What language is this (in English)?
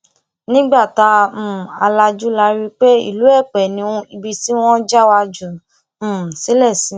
Yoruba